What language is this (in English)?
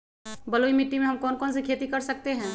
Magahi